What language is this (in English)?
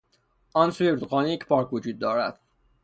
Persian